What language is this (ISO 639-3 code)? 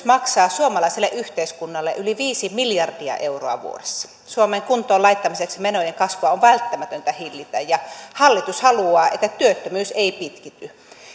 fin